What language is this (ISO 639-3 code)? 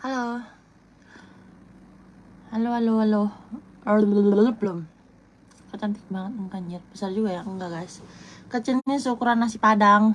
ind